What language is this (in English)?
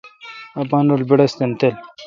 Kalkoti